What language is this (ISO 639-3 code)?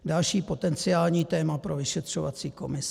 ces